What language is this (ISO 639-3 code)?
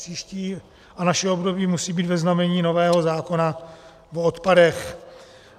ces